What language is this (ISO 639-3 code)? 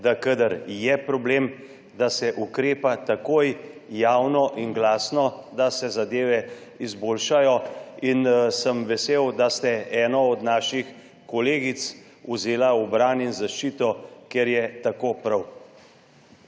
slv